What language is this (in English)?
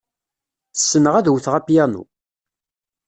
Kabyle